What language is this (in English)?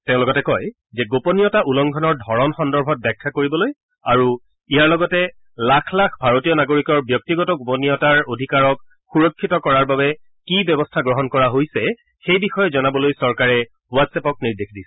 Assamese